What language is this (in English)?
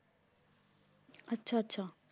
Punjabi